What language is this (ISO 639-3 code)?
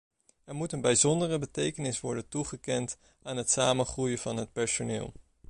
nld